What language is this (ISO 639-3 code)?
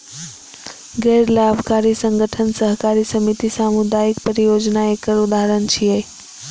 mai